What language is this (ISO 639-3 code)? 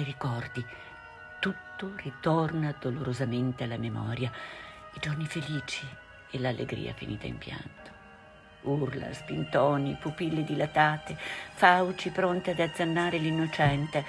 ita